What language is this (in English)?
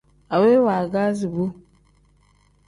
Tem